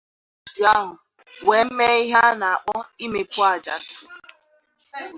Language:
Igbo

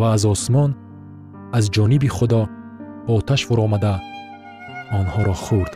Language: Persian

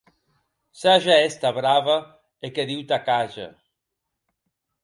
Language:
Occitan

